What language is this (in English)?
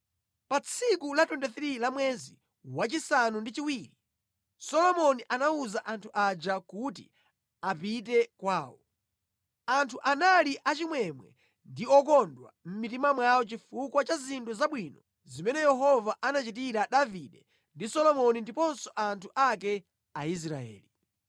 Nyanja